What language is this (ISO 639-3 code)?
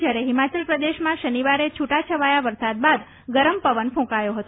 guj